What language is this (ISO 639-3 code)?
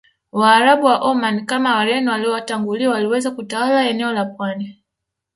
swa